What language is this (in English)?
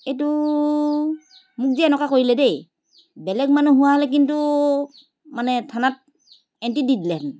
Assamese